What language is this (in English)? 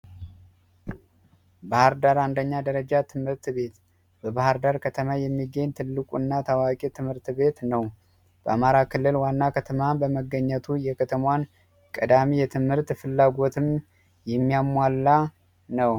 Amharic